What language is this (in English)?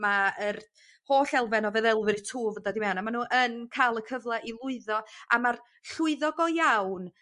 Welsh